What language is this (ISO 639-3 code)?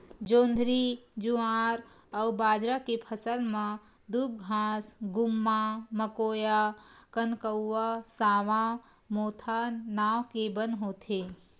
hne